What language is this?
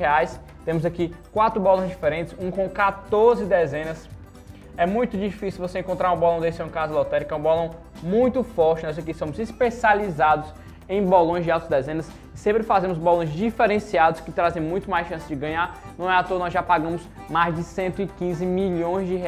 Portuguese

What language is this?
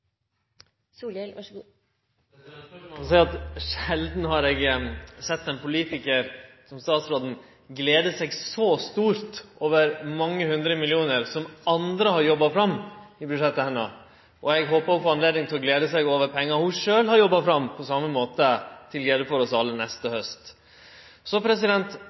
Norwegian Nynorsk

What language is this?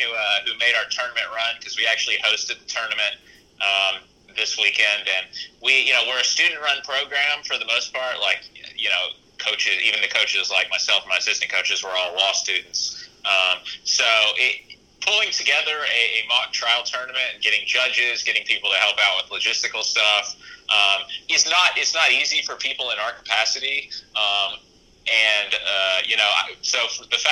English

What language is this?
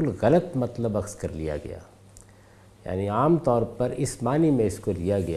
Urdu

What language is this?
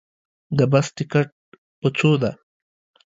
Pashto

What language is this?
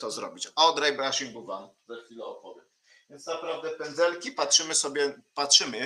Polish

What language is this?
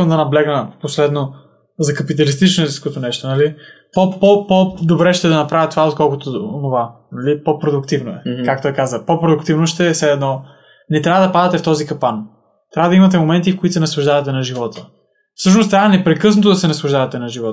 Bulgarian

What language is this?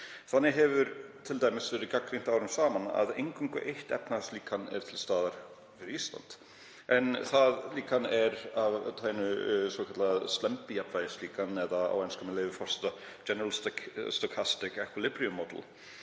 Icelandic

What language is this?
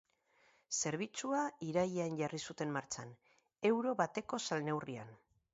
Basque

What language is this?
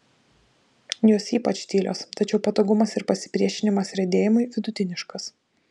Lithuanian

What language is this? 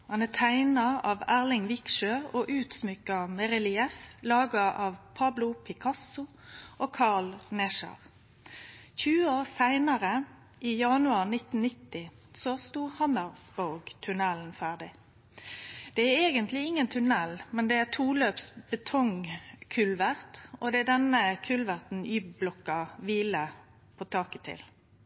Norwegian Nynorsk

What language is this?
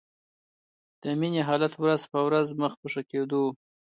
Pashto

